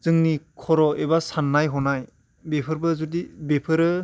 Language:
Bodo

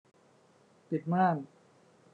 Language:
Thai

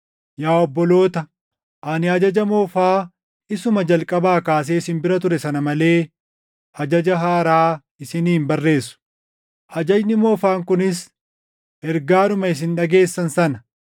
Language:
Oromo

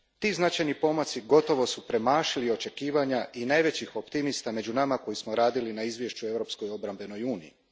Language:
Croatian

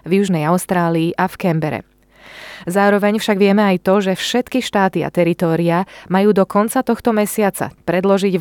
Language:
Slovak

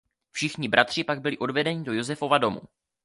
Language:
Czech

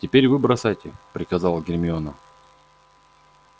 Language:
Russian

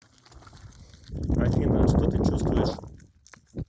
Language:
Russian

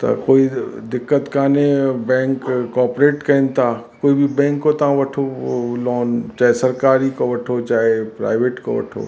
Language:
Sindhi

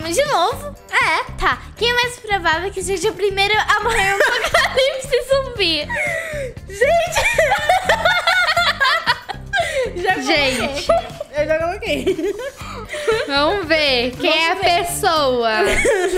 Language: Portuguese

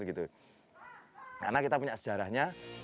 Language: Indonesian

